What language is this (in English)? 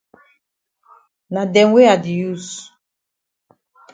Cameroon Pidgin